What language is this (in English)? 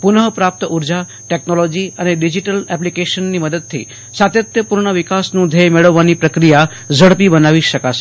Gujarati